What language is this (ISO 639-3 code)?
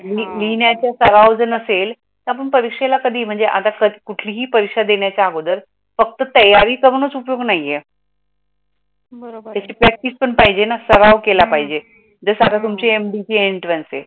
mar